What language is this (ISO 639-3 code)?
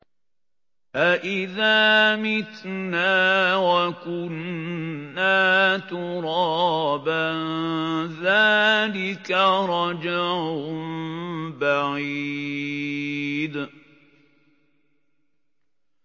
ara